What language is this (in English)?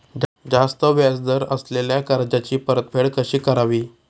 Marathi